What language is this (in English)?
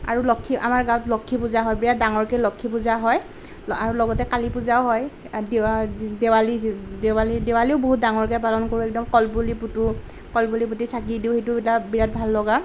Assamese